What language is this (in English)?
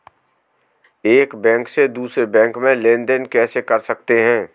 Hindi